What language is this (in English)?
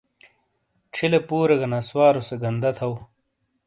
Shina